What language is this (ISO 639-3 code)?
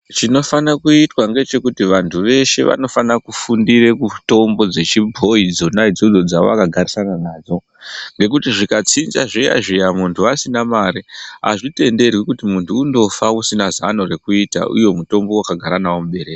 ndc